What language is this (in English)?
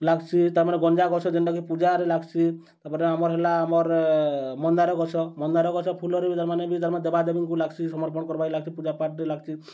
Odia